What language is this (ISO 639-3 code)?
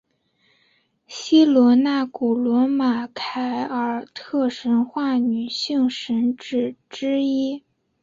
zho